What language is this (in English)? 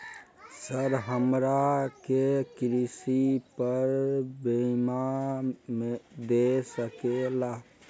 Magahi